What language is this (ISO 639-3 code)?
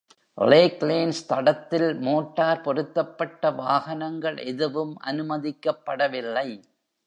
tam